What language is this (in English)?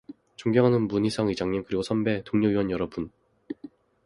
Korean